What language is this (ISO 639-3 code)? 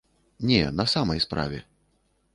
bel